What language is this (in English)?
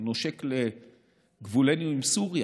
Hebrew